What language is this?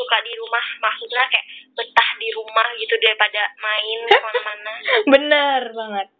Indonesian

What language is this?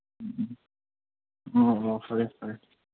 Manipuri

